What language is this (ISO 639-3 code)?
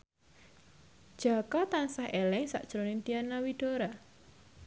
jav